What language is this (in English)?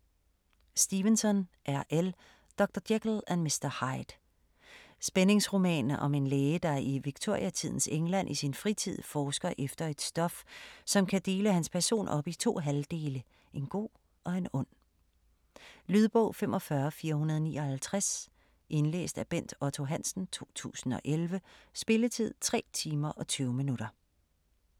Danish